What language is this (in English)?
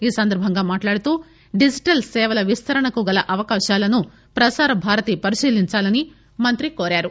Telugu